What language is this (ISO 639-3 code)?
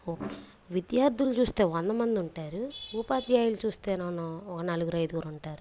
tel